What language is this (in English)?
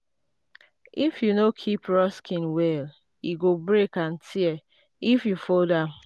Nigerian Pidgin